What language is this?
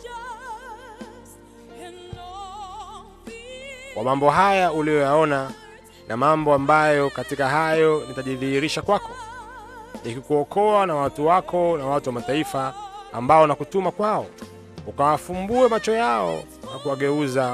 Swahili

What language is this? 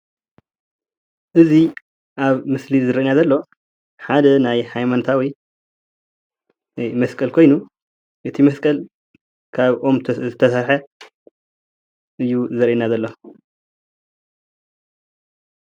Tigrinya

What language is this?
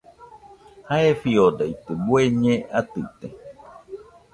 Nüpode Huitoto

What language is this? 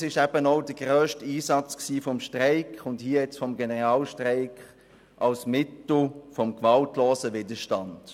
Swiss German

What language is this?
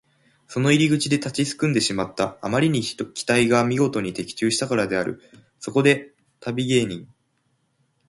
Japanese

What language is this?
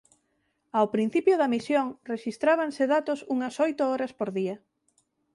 Galician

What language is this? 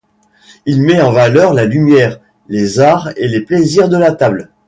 French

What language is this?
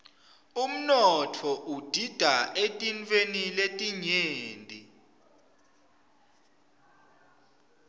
Swati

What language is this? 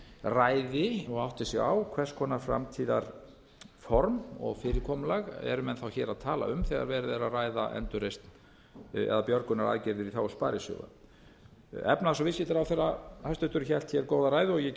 Icelandic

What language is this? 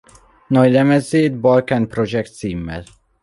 Hungarian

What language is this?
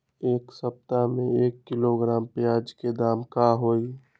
Magahi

